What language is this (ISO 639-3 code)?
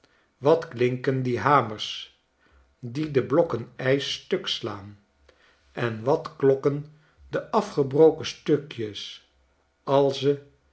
nld